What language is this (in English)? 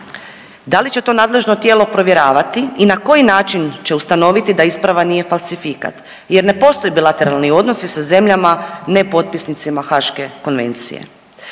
Croatian